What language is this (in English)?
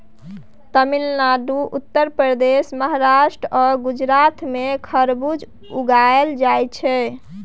Maithili